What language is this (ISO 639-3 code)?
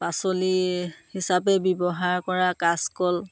asm